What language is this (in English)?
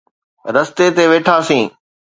Sindhi